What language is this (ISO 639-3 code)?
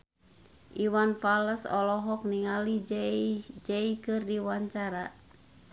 sun